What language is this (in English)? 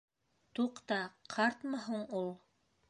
Bashkir